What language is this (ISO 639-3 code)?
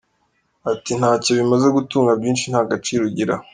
kin